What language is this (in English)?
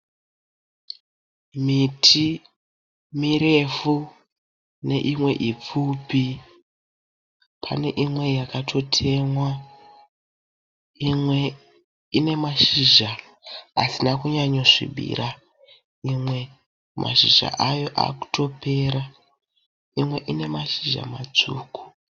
Shona